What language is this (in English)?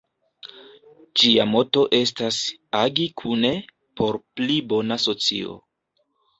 Esperanto